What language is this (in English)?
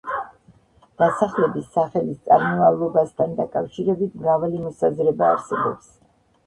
Georgian